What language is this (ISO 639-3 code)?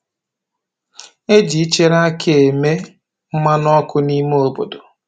ibo